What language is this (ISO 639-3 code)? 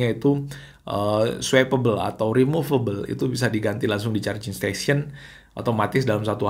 ind